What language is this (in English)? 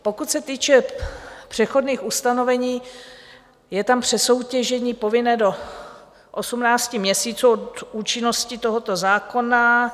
Czech